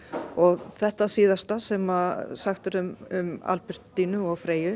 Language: Icelandic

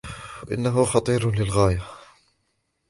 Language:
Arabic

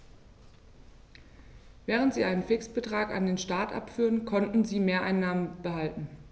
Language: German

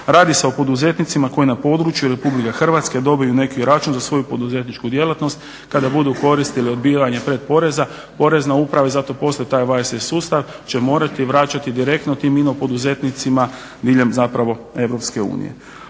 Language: Croatian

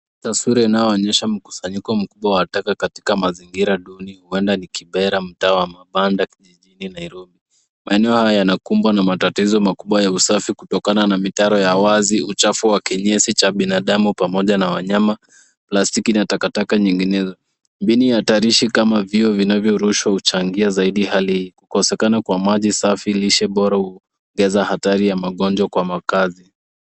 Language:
Swahili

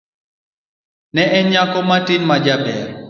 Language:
Luo (Kenya and Tanzania)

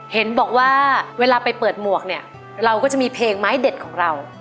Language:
Thai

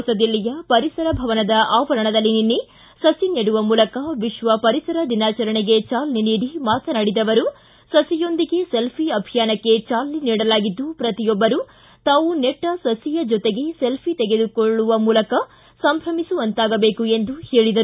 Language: Kannada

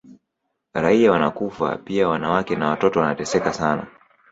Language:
Swahili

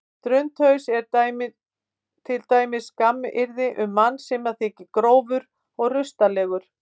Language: Icelandic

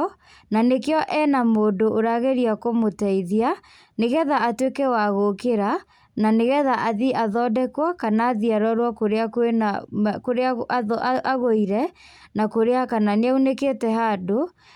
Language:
Kikuyu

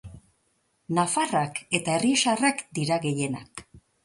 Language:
Basque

